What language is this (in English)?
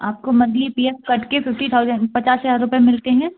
Hindi